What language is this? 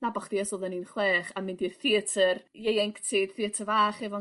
Welsh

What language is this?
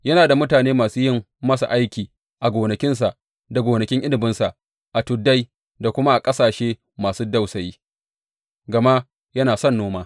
Hausa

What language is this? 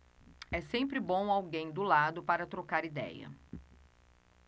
Portuguese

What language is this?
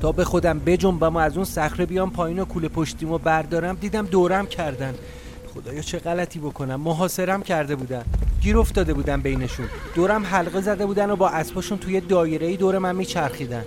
Persian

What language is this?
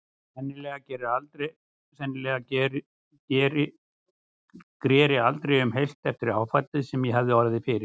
Icelandic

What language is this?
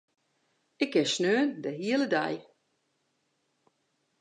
Western Frisian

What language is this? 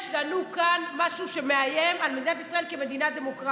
Hebrew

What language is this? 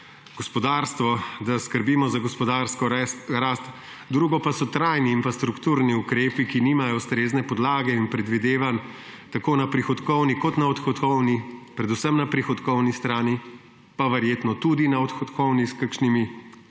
Slovenian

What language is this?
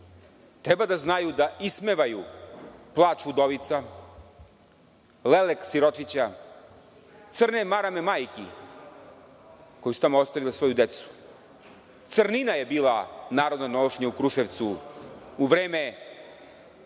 Serbian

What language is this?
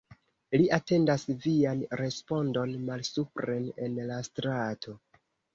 Esperanto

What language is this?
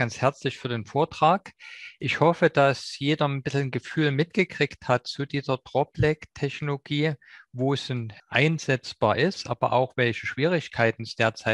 German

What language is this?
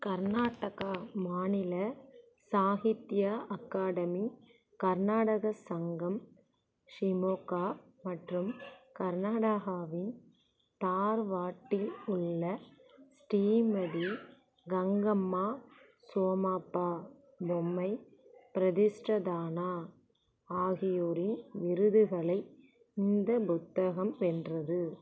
Tamil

